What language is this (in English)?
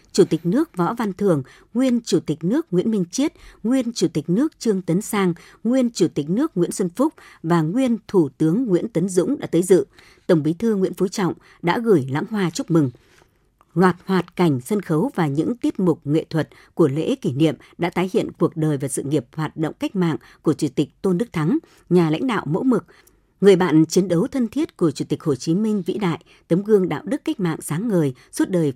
Vietnamese